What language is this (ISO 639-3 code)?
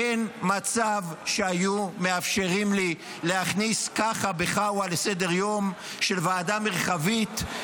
heb